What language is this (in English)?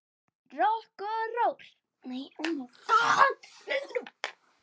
Icelandic